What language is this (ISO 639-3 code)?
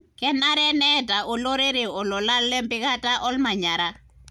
mas